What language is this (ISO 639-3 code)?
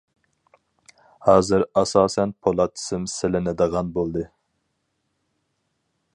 uig